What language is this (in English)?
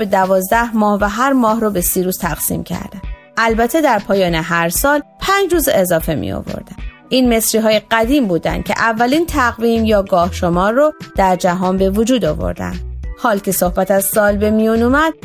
Persian